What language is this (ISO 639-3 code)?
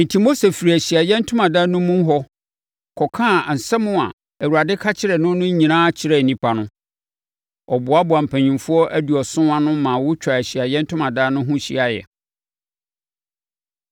aka